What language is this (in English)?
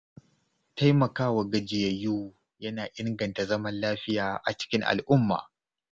Hausa